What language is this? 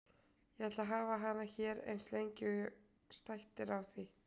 Icelandic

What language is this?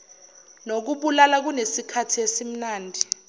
Zulu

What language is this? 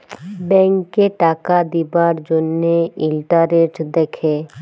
Bangla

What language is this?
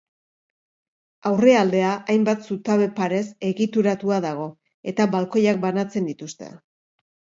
Basque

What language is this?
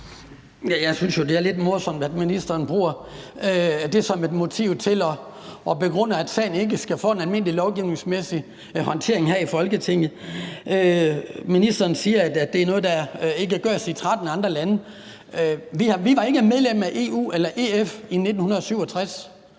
Danish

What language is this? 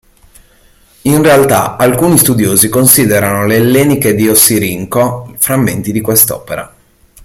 Italian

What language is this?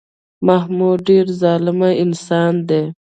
Pashto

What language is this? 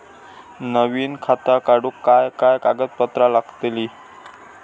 Marathi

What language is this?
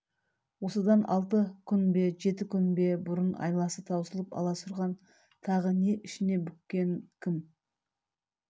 Kazakh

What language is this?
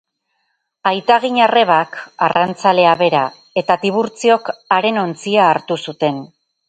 Basque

